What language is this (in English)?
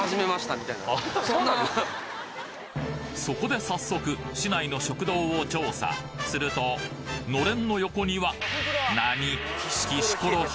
Japanese